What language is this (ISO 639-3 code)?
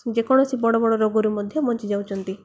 ori